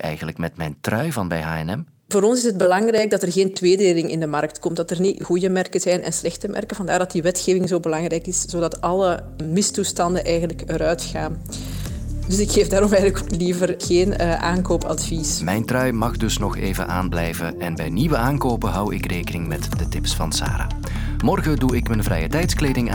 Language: Dutch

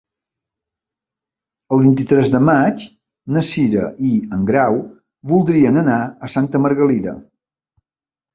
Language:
Catalan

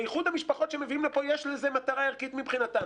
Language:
Hebrew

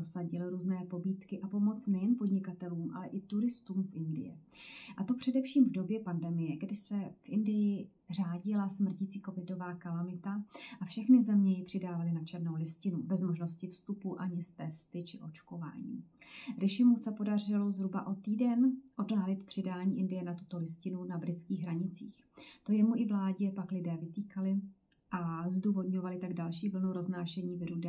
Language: Czech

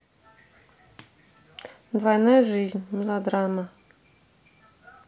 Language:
Russian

